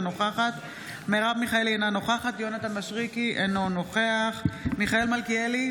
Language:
Hebrew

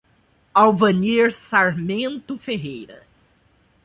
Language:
Portuguese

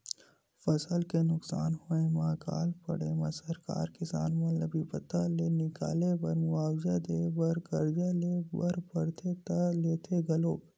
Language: Chhattisgarhi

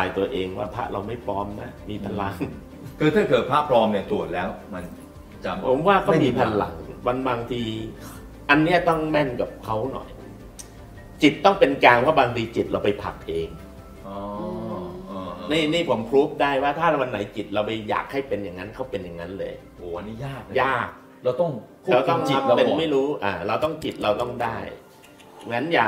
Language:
Thai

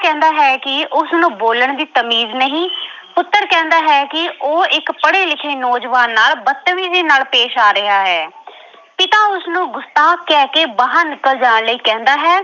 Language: Punjabi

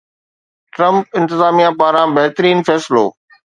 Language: Sindhi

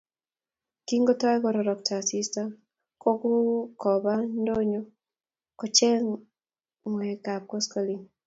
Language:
Kalenjin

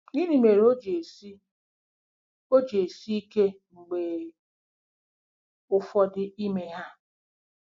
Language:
Igbo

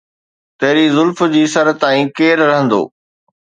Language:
Sindhi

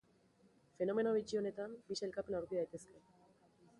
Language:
Basque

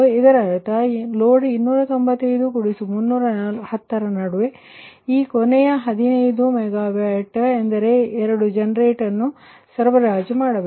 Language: Kannada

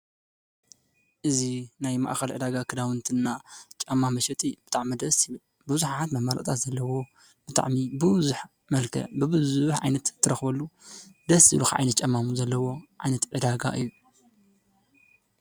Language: Tigrinya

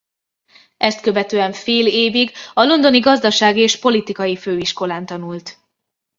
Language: Hungarian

